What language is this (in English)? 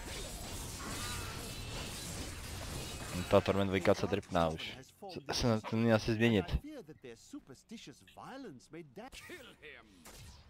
Czech